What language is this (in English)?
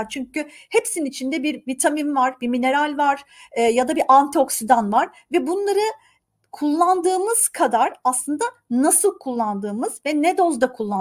Turkish